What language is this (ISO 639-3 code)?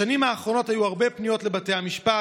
heb